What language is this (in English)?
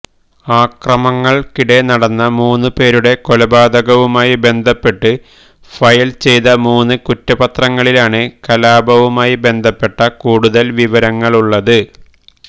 Malayalam